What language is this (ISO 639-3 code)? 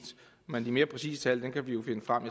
dan